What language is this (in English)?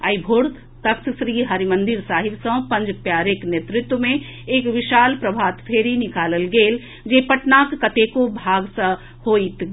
Maithili